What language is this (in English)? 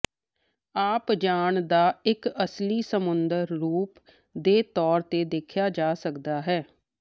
Punjabi